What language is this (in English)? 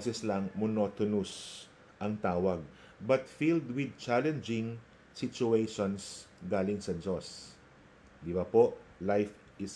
Filipino